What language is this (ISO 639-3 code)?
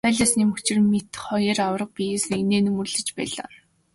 mon